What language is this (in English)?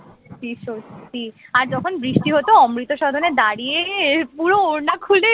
Bangla